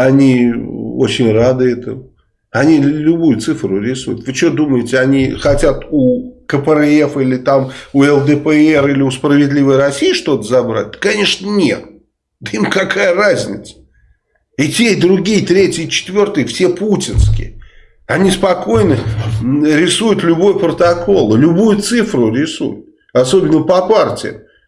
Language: Russian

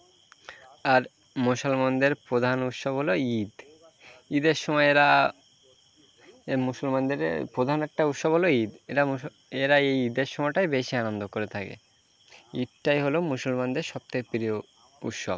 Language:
Bangla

